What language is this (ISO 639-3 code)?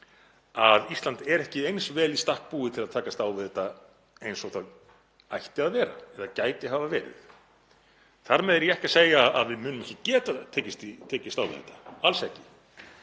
isl